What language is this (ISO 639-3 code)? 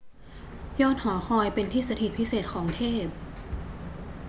tha